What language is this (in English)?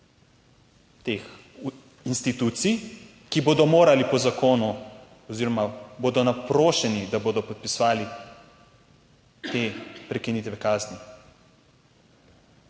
Slovenian